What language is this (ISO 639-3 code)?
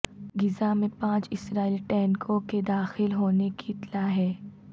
urd